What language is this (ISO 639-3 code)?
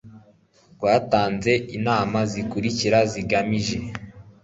kin